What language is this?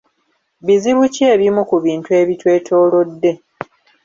Ganda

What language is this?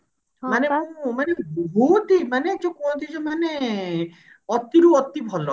Odia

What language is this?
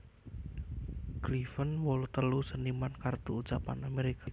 Javanese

